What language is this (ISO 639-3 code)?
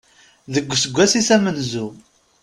kab